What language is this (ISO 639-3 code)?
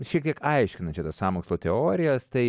lit